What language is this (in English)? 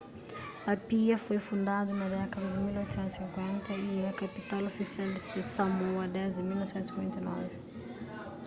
Kabuverdianu